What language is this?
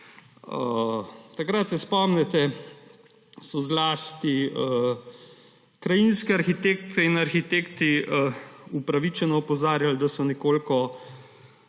Slovenian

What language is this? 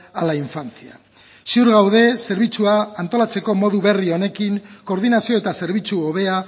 Basque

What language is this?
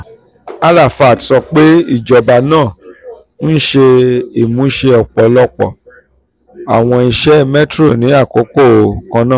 Yoruba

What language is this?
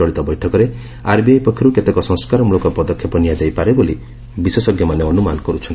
Odia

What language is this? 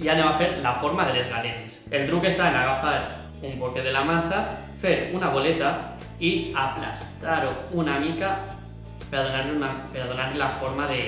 Spanish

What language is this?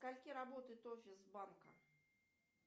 Russian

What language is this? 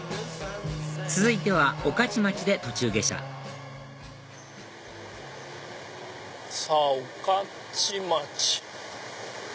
Japanese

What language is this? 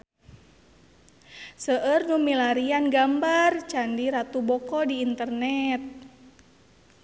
Sundanese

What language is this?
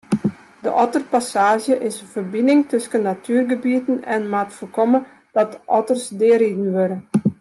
Western Frisian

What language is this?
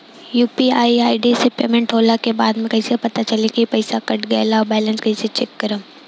Bhojpuri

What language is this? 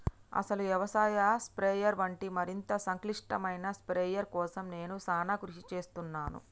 Telugu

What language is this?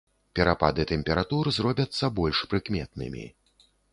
Belarusian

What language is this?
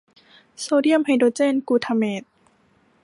Thai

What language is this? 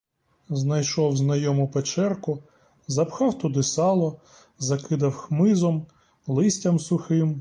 Ukrainian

